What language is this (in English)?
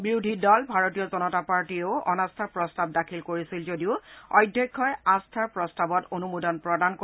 Assamese